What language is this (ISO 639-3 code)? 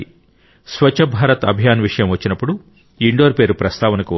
tel